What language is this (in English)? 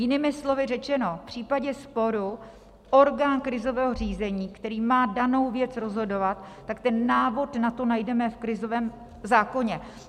Czech